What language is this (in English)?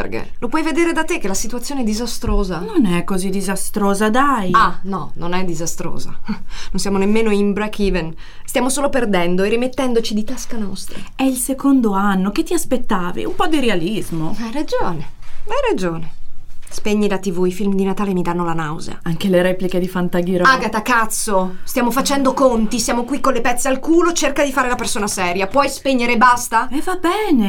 Italian